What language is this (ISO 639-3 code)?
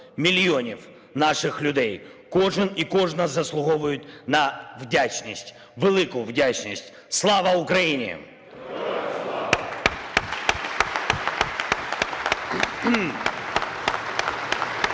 ukr